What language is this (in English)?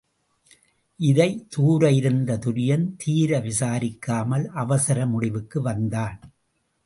Tamil